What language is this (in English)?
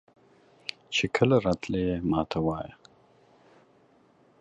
Pashto